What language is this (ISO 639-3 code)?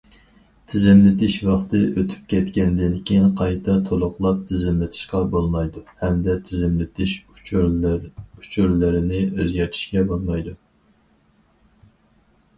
uig